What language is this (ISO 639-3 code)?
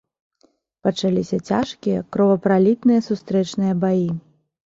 bel